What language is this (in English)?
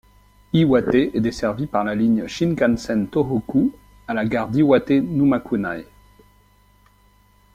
French